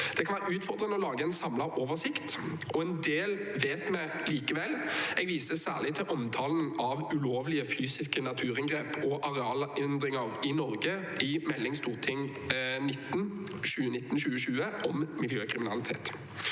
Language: Norwegian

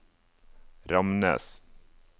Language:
Norwegian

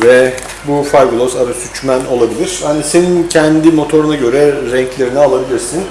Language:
Turkish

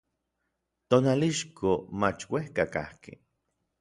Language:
Orizaba Nahuatl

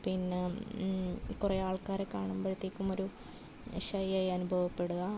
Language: Malayalam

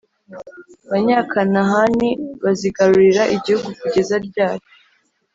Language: Kinyarwanda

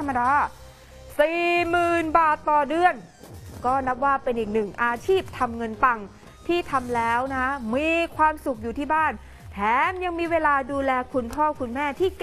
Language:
Thai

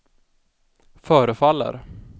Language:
Swedish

